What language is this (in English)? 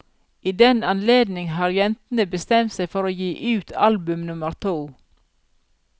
Norwegian